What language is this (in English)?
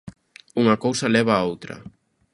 Galician